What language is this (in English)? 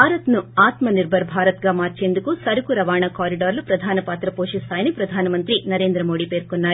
Telugu